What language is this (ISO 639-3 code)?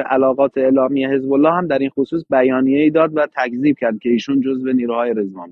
fas